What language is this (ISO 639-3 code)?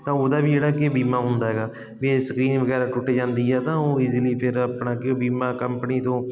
pan